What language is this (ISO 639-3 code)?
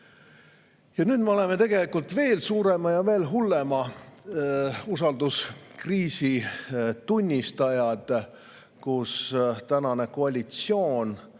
est